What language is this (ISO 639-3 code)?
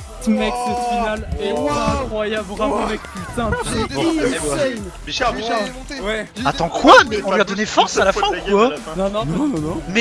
fra